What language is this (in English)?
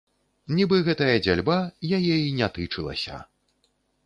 Belarusian